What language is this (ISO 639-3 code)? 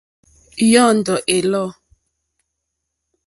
bri